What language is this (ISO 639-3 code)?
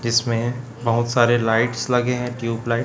hin